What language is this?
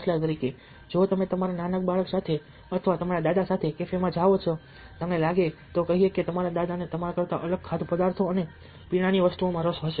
Gujarati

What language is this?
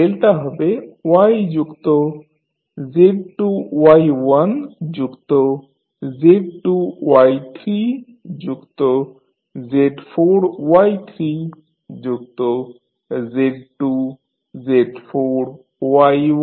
Bangla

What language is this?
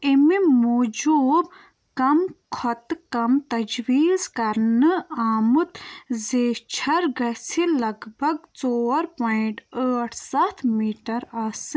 Kashmiri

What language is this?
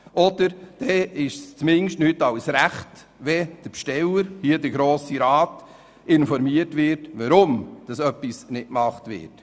Swiss German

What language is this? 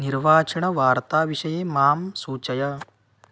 Sanskrit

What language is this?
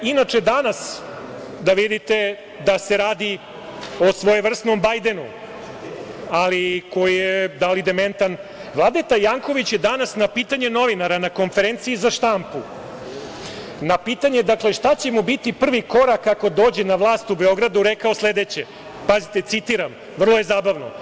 Serbian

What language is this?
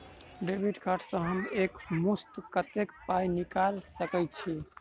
Maithili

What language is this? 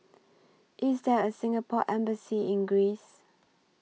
English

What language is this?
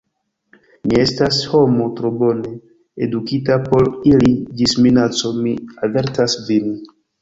Esperanto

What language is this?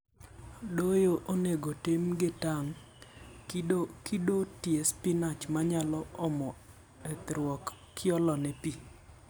Luo (Kenya and Tanzania)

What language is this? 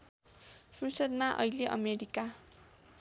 Nepali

